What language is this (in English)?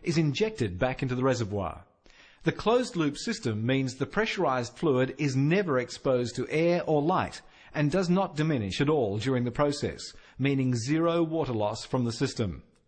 English